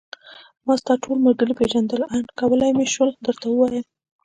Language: Pashto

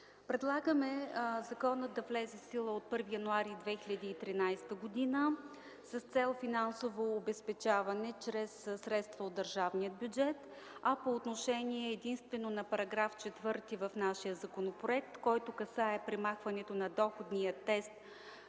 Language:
Bulgarian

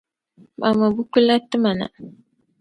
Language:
Dagbani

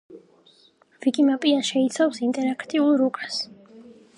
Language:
Georgian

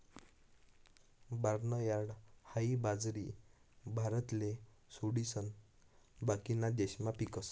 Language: Marathi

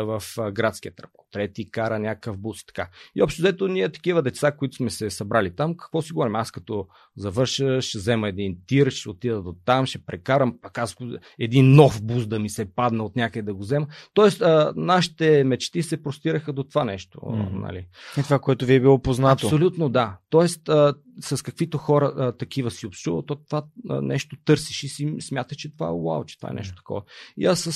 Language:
Bulgarian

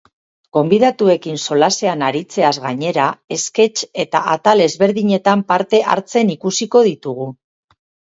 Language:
Basque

